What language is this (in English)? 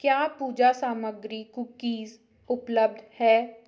Hindi